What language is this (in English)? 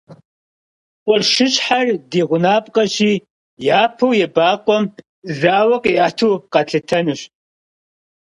Kabardian